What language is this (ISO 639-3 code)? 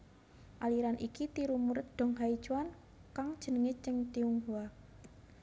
jav